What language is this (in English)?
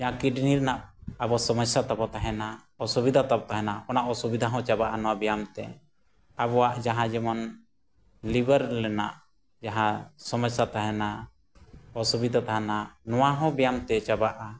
Santali